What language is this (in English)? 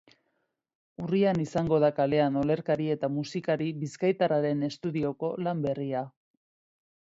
Basque